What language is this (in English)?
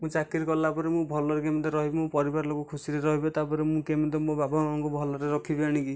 Odia